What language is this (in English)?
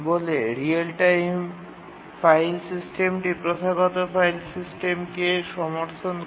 Bangla